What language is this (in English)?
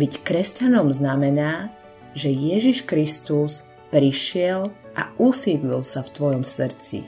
Slovak